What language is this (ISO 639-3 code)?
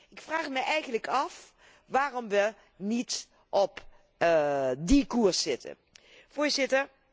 nld